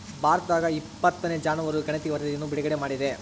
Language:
Kannada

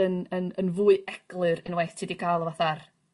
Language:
Welsh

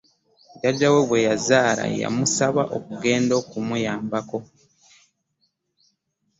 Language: Ganda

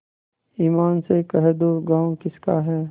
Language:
Hindi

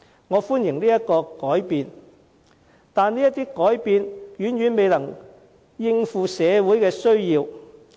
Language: Cantonese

